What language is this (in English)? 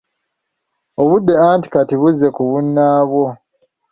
Ganda